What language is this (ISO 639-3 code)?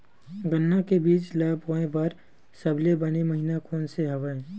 hne